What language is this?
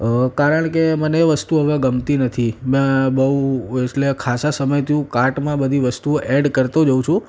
Gujarati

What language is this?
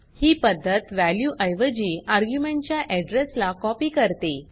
Marathi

